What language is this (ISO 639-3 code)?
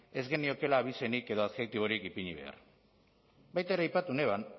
eus